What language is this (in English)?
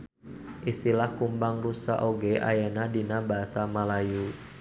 Sundanese